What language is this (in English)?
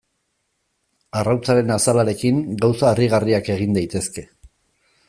Basque